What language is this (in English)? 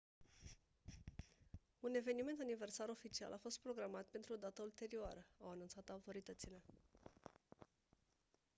Romanian